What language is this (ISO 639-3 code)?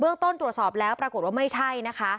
tha